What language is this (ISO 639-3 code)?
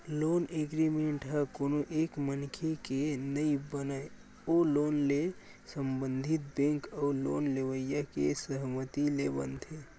hne